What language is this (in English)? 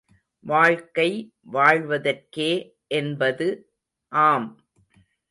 Tamil